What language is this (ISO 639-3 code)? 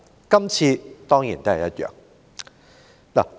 yue